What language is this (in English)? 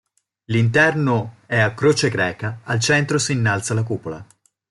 Italian